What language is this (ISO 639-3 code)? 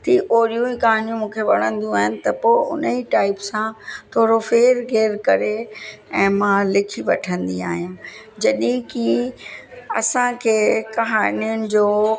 snd